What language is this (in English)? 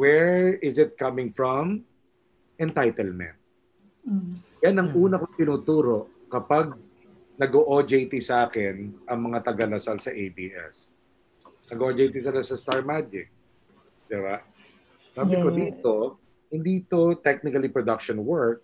Filipino